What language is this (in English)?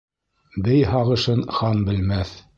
Bashkir